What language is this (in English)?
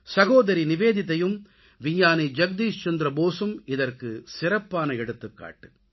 Tamil